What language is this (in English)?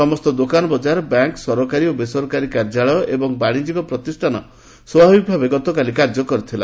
Odia